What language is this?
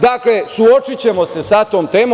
Serbian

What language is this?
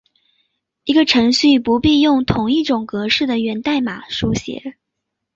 Chinese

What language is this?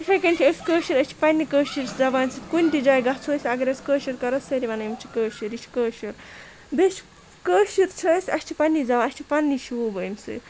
Kashmiri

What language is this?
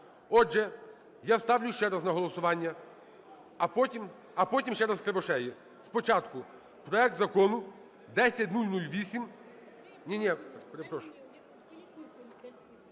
Ukrainian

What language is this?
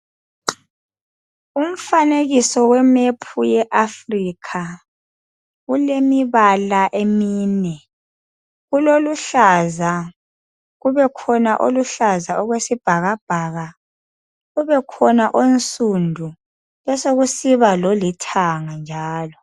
North Ndebele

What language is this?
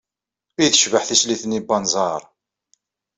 Kabyle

